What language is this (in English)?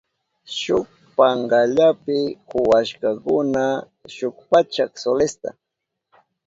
Southern Pastaza Quechua